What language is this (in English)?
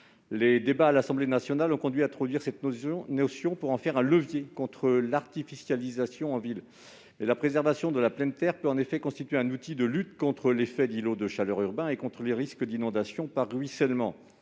French